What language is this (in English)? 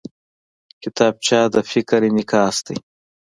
Pashto